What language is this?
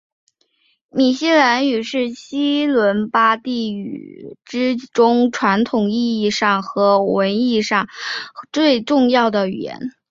Chinese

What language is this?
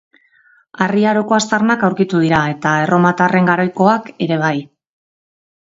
Basque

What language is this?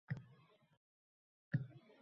Uzbek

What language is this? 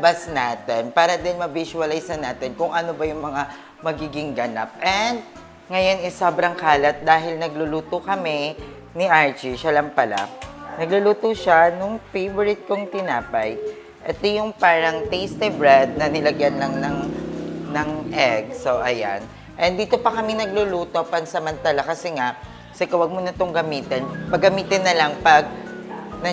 Filipino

